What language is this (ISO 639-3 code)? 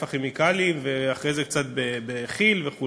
heb